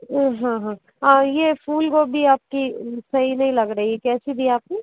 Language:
Hindi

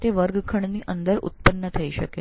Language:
Gujarati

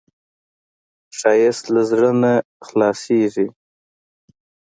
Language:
Pashto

